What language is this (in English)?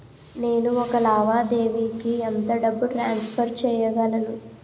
Telugu